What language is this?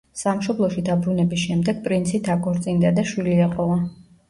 Georgian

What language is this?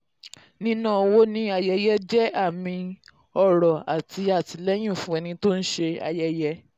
Yoruba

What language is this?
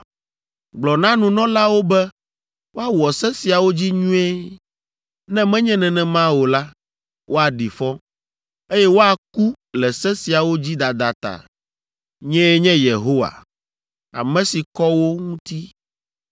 Ewe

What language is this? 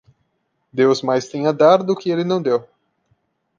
Portuguese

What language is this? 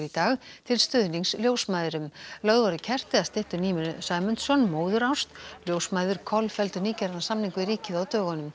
Icelandic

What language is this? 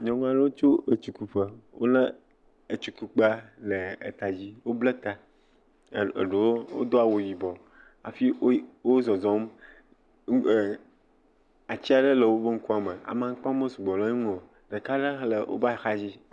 Ewe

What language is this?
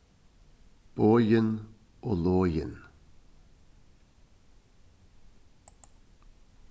Faroese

